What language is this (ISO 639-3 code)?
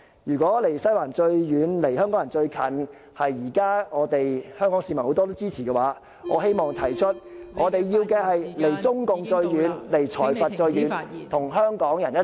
yue